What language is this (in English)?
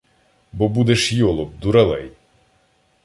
Ukrainian